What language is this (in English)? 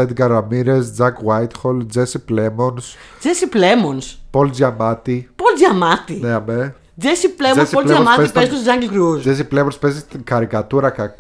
Greek